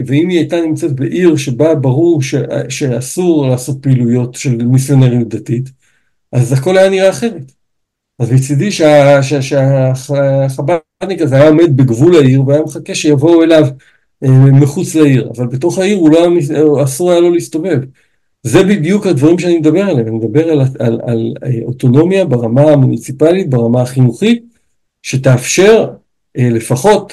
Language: Hebrew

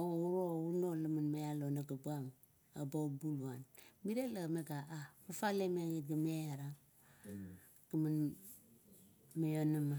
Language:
Kuot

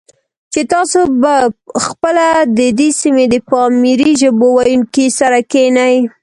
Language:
Pashto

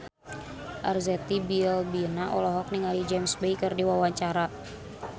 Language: Sundanese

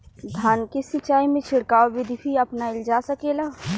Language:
Bhojpuri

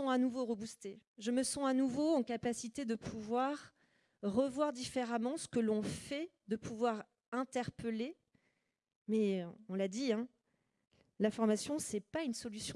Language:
French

